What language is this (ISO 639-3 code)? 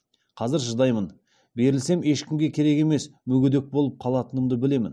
kaz